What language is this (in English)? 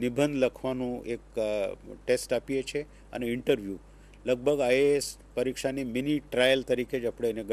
Hindi